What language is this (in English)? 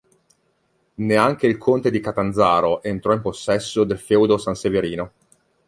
Italian